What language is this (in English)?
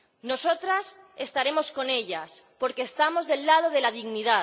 Spanish